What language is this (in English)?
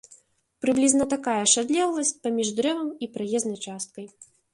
Belarusian